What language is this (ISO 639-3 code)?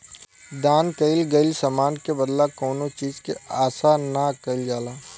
bho